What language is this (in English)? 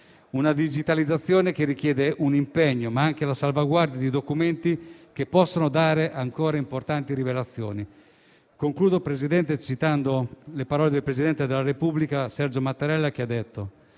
Italian